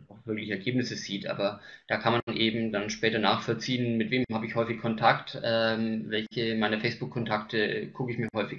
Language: German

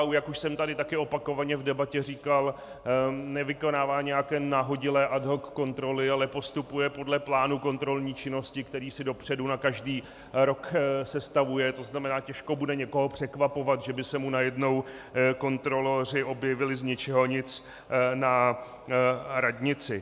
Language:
Czech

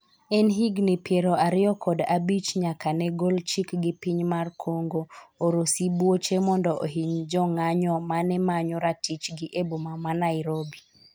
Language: Luo (Kenya and Tanzania)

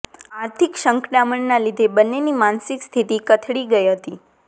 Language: Gujarati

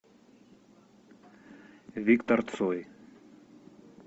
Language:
Russian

